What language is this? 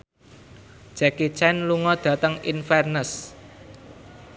Javanese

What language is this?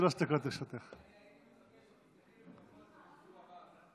Hebrew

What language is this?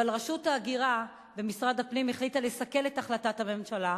Hebrew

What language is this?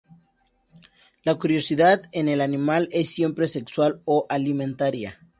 Spanish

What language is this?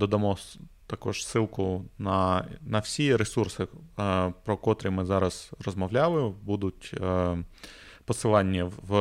Ukrainian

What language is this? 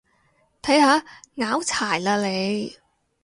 Cantonese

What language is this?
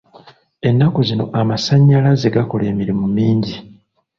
Ganda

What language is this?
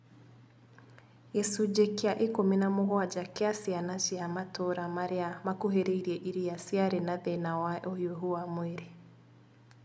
Kikuyu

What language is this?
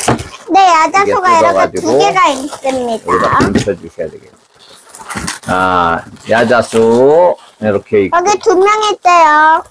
Korean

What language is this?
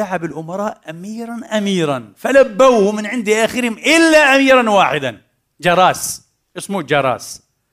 Arabic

